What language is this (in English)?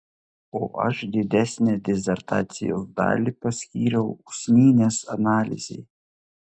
Lithuanian